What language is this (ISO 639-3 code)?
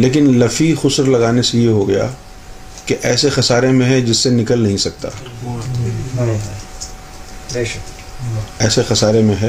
urd